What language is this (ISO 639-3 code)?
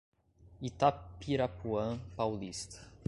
por